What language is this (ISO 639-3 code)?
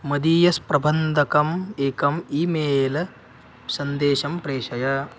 san